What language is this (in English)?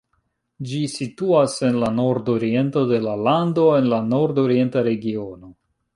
Esperanto